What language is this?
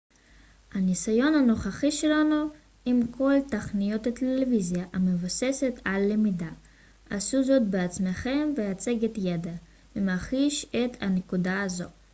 Hebrew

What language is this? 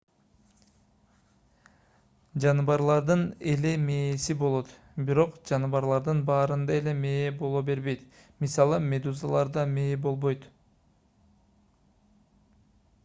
Kyrgyz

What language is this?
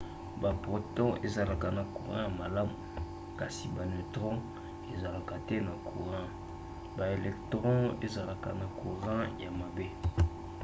Lingala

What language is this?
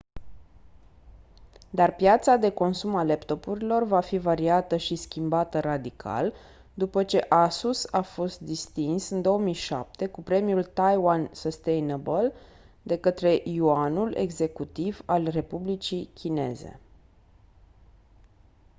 Romanian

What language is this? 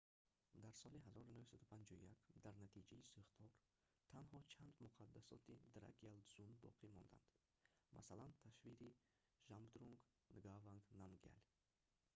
Tajik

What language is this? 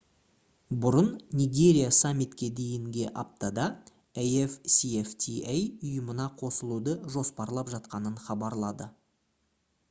Kazakh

